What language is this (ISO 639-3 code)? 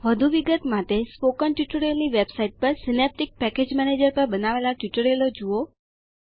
guj